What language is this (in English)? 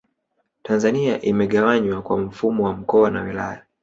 Swahili